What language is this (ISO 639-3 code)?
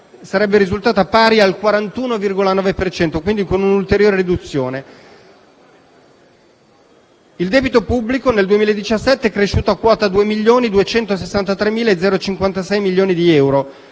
ita